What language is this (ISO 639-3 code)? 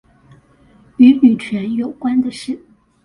zho